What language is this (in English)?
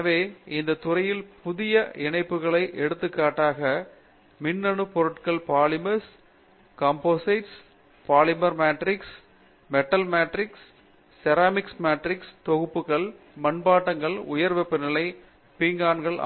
Tamil